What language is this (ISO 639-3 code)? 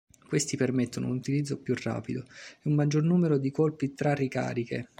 ita